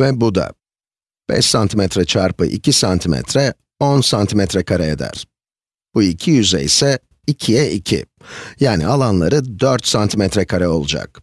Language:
Turkish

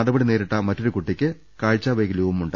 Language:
Malayalam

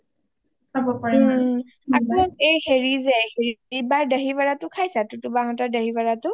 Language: Assamese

